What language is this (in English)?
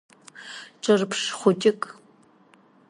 Abkhazian